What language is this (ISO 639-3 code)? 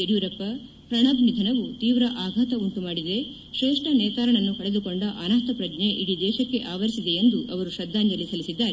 kan